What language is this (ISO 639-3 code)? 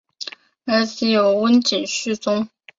zho